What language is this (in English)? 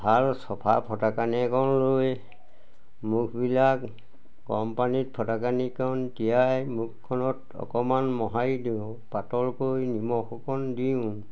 Assamese